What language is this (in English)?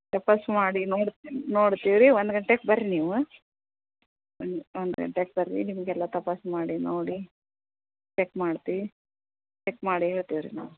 Kannada